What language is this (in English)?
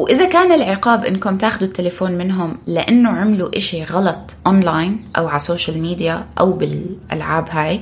Arabic